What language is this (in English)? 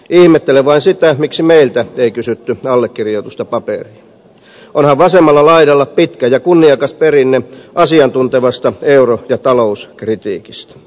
Finnish